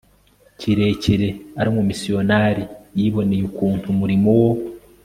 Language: Kinyarwanda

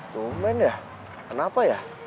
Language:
Indonesian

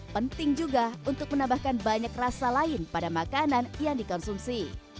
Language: Indonesian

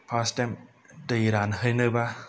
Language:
Bodo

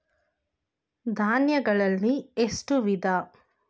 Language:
Kannada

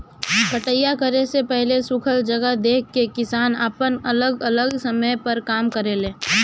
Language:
Bhojpuri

